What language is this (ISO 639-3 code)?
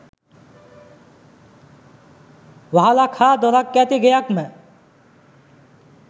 sin